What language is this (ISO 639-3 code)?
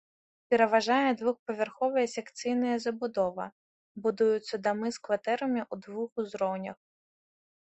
bel